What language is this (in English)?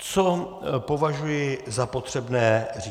Czech